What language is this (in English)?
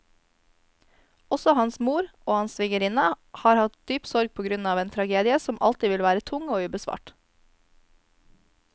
Norwegian